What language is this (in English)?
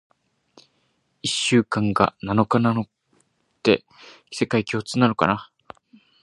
Japanese